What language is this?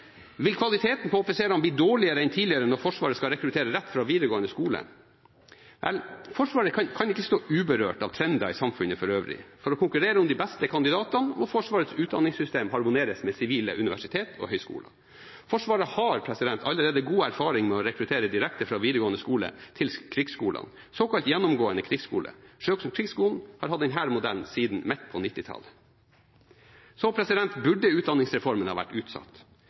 Norwegian Bokmål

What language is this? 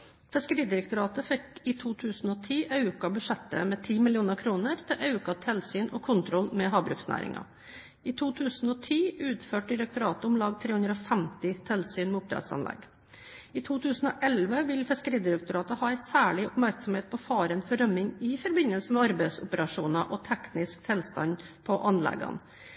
Norwegian Bokmål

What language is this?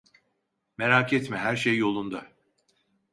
Turkish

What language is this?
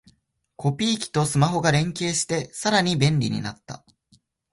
Japanese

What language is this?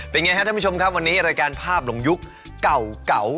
Thai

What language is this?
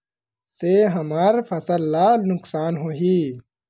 Chhattisgarhi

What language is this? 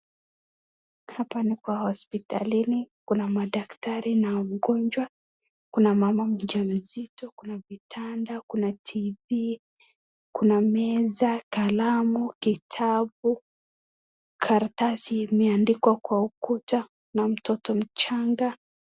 Swahili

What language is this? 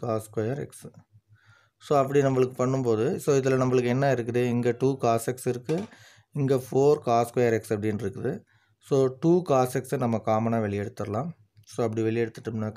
Romanian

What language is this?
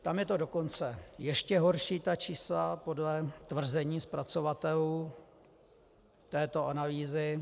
Czech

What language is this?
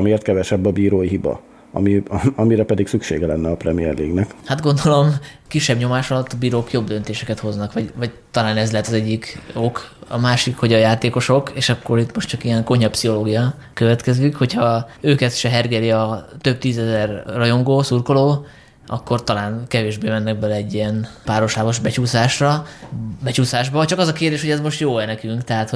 Hungarian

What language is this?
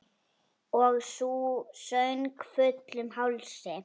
Icelandic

